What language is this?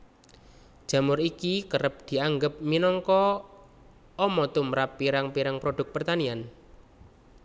Javanese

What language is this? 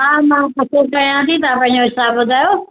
Sindhi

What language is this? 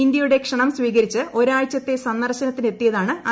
Malayalam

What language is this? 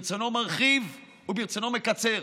Hebrew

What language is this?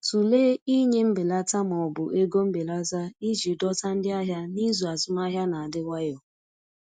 Igbo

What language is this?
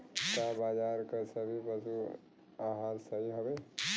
Bhojpuri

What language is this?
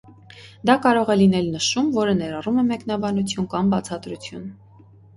Armenian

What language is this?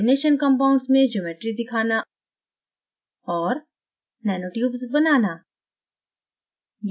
Hindi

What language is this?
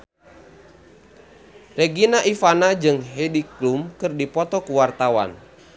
Sundanese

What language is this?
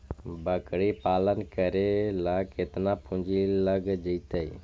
Magahi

